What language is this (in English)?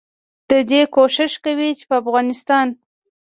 Pashto